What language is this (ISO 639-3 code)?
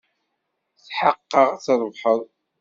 kab